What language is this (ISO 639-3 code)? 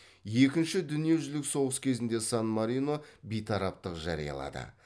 kaz